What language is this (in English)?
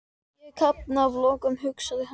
Icelandic